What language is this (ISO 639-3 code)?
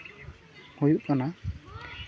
sat